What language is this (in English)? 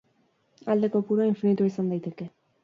Basque